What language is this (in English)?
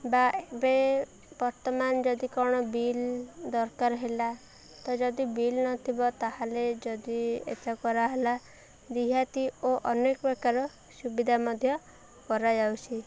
Odia